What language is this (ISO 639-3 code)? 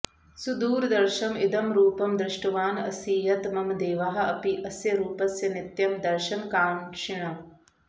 san